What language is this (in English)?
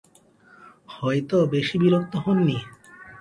Bangla